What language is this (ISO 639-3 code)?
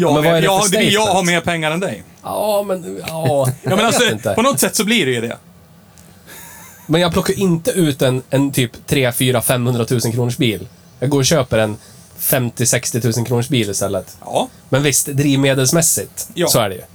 swe